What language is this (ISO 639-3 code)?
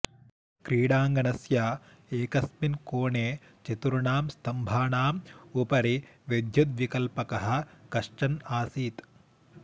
san